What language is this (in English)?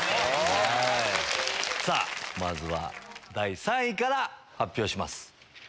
Japanese